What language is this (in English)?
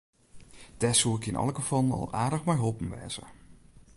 Western Frisian